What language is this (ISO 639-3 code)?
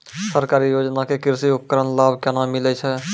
mai